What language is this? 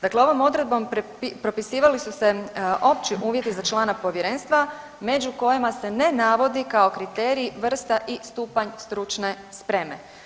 Croatian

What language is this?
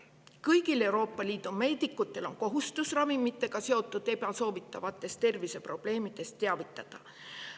Estonian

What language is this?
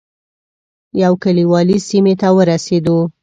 Pashto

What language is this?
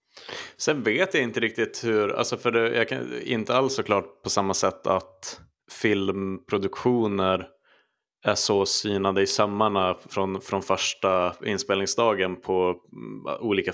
Swedish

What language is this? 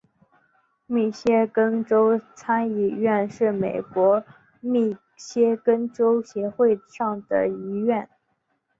Chinese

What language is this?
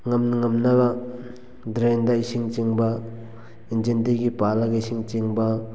Manipuri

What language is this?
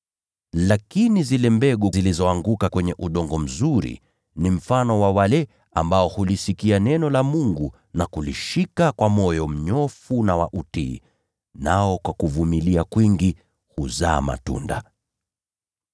Swahili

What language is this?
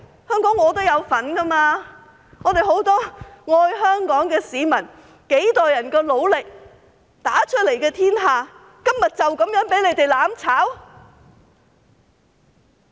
Cantonese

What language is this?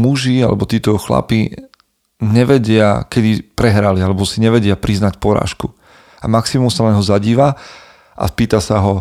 Slovak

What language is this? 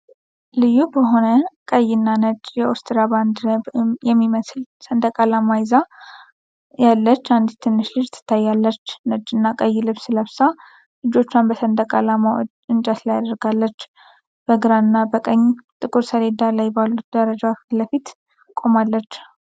Amharic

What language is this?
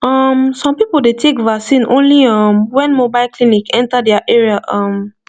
Nigerian Pidgin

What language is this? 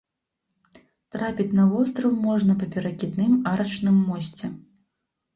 Belarusian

